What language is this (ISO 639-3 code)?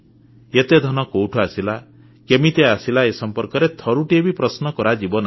ori